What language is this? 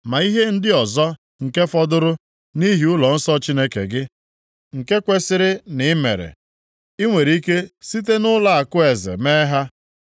Igbo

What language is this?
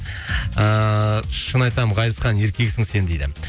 Kazakh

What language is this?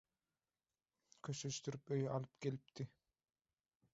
Turkmen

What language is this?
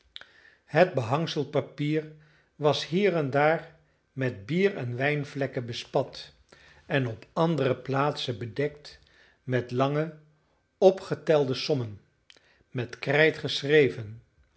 Dutch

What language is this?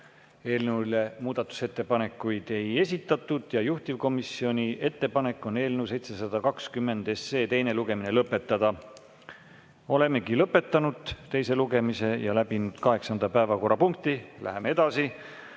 Estonian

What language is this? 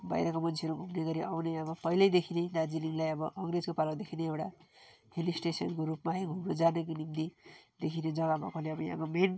Nepali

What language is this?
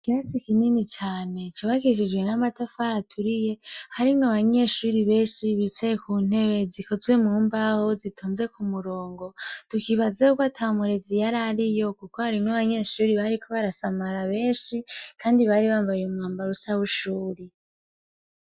Rundi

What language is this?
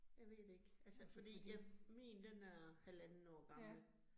Danish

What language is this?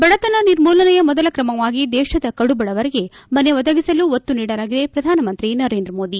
Kannada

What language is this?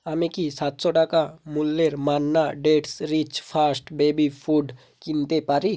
Bangla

